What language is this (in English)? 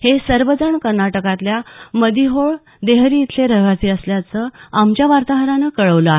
Marathi